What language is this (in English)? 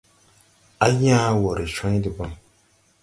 Tupuri